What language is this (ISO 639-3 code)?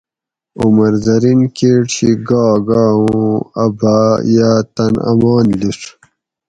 gwc